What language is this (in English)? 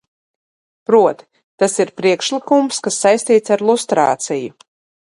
Latvian